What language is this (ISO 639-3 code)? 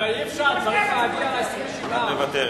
heb